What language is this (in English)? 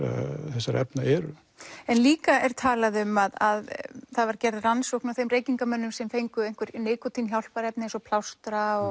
Icelandic